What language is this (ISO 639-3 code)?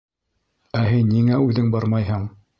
bak